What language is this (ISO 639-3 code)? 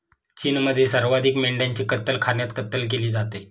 mar